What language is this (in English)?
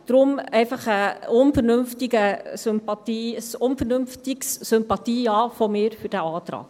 Swiss German